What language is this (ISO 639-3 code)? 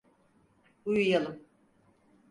tur